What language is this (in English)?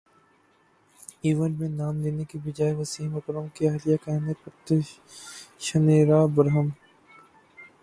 Urdu